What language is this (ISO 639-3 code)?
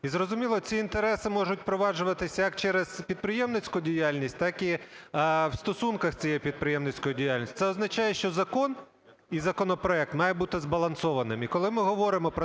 ukr